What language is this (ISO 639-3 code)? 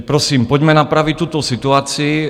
ces